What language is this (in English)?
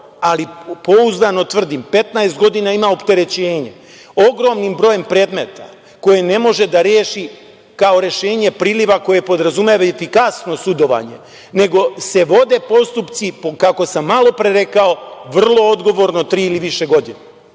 Serbian